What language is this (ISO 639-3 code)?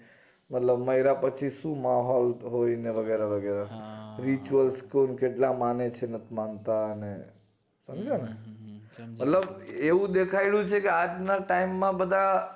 guj